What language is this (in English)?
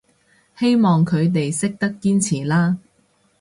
Cantonese